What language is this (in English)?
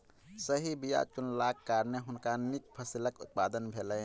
Maithili